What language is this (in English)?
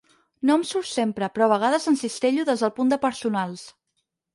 Catalan